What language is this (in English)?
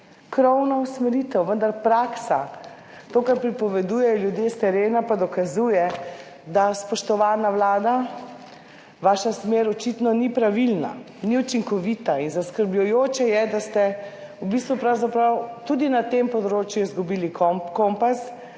Slovenian